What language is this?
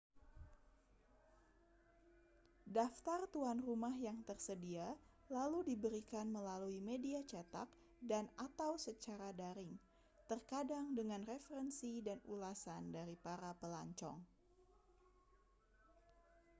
Indonesian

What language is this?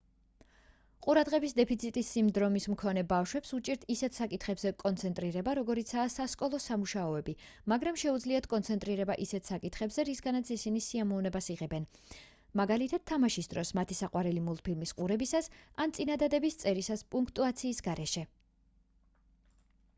Georgian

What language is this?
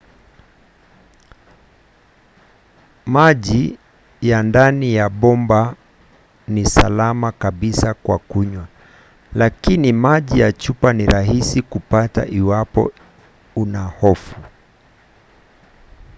Swahili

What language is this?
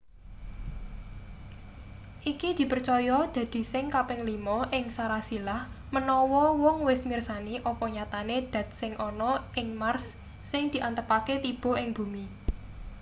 Javanese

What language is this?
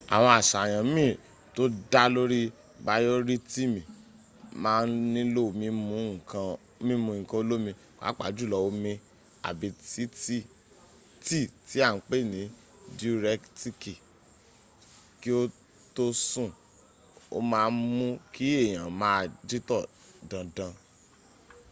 Yoruba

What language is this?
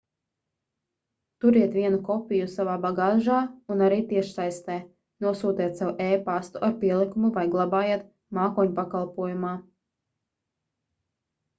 Latvian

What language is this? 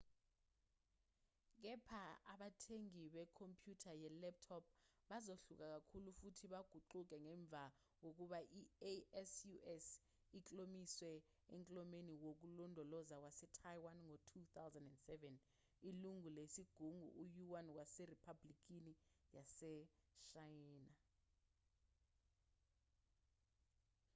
Zulu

